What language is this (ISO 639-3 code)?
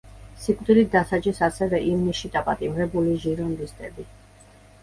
kat